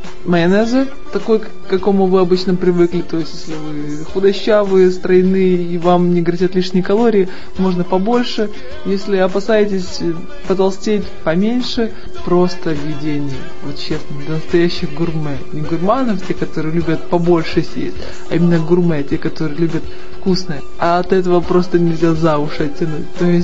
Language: Russian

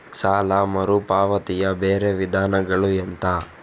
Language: Kannada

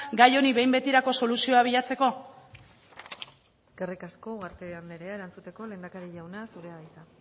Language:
Basque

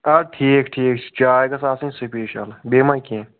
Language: Kashmiri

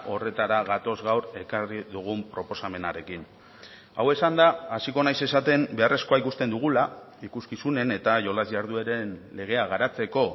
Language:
Basque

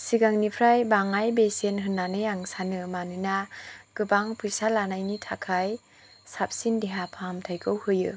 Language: Bodo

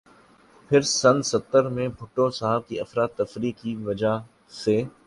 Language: Urdu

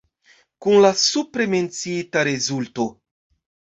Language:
Esperanto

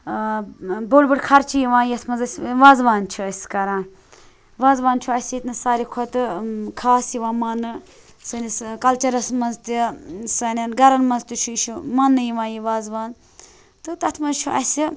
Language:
Kashmiri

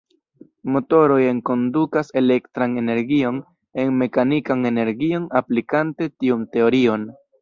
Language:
Esperanto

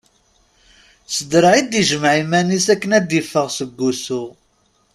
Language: Kabyle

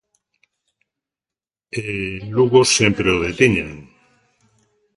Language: Galician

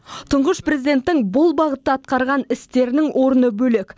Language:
Kazakh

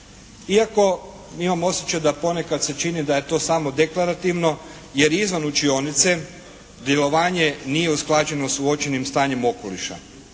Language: Croatian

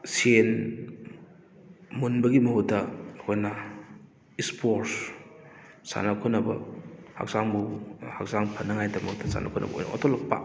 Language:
Manipuri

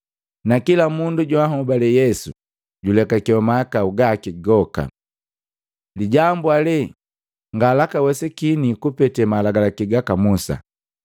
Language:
Matengo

